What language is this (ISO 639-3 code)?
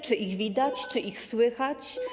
pol